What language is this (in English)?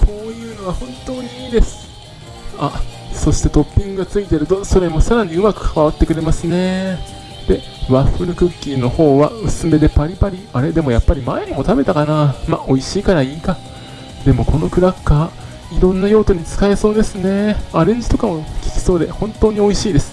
Japanese